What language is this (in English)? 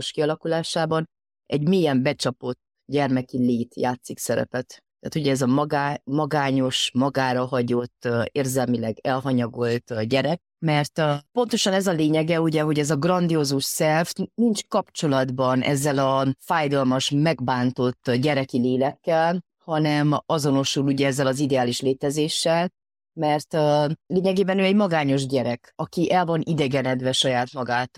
Hungarian